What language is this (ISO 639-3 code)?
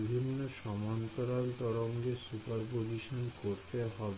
ben